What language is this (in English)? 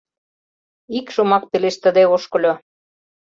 Mari